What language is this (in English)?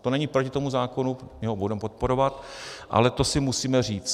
Czech